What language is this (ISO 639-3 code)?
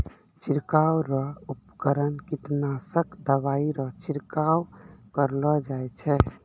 mai